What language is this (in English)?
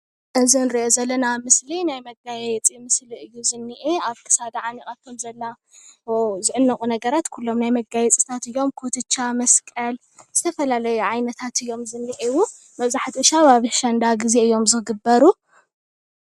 Tigrinya